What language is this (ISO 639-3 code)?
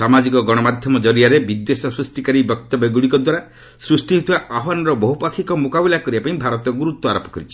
ori